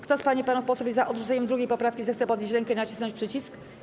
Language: Polish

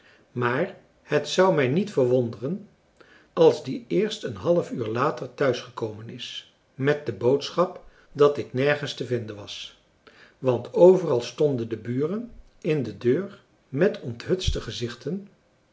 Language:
Dutch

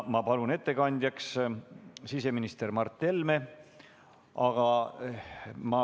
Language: Estonian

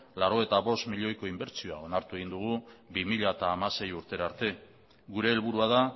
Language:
Basque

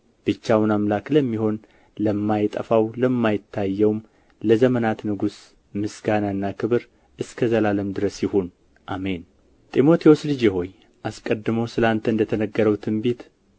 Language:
Amharic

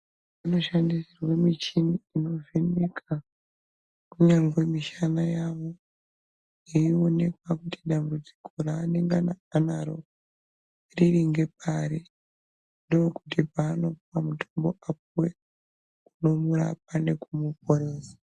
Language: Ndau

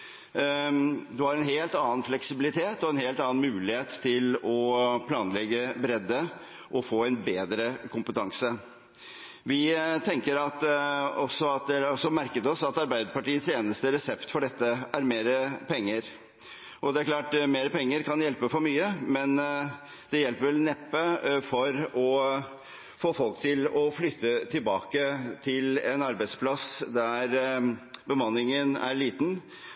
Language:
Norwegian Bokmål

